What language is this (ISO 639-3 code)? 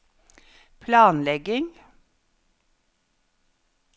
nor